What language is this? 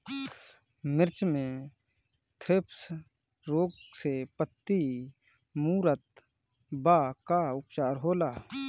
Bhojpuri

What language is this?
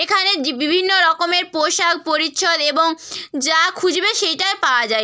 Bangla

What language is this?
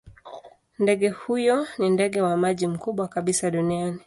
Swahili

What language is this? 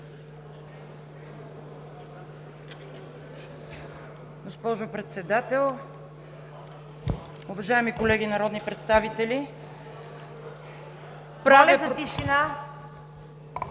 Bulgarian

